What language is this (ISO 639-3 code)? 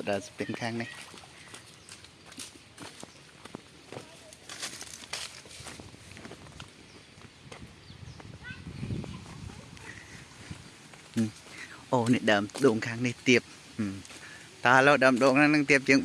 vie